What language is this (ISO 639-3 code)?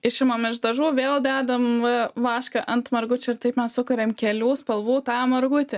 lit